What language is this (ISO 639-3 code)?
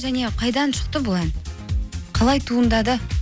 kaz